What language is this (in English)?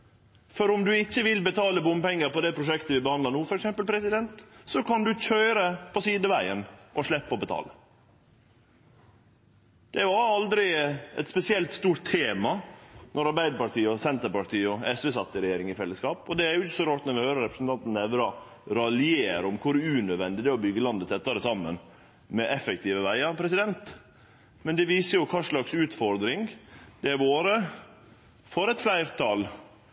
Norwegian Nynorsk